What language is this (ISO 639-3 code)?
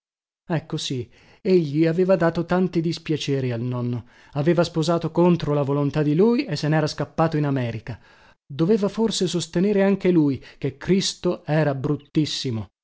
ita